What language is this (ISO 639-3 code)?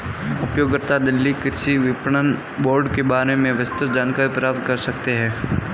hin